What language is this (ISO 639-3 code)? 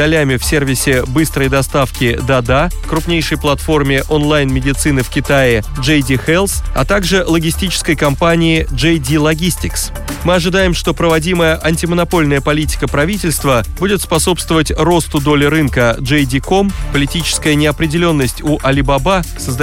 rus